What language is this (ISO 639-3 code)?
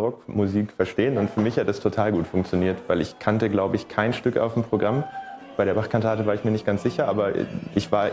deu